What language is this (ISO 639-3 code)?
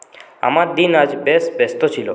ben